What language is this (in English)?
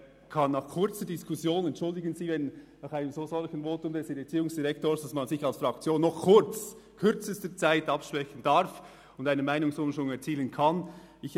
Swiss German